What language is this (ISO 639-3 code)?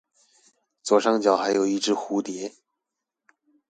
zho